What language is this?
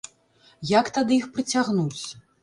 Belarusian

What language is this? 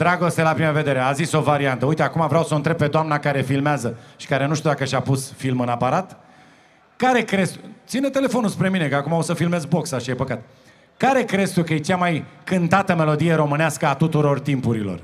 Romanian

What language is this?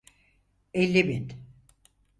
Turkish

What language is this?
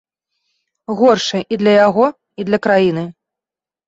Belarusian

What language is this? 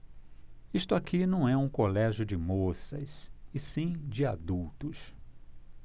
Portuguese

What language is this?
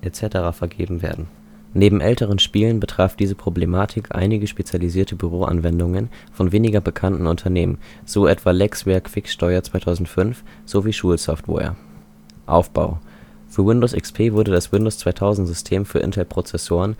German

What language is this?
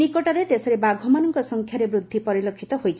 Odia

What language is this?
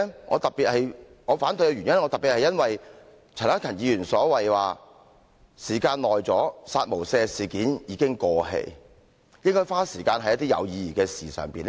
Cantonese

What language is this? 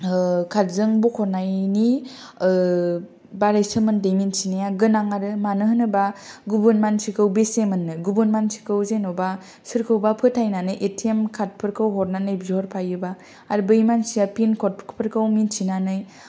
Bodo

